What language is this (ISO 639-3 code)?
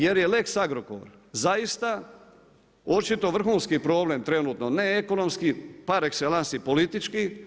hrv